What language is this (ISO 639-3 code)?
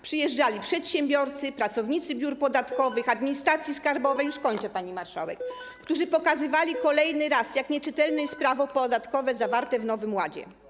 pol